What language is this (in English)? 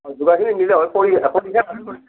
Assamese